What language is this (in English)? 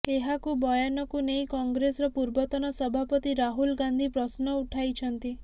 Odia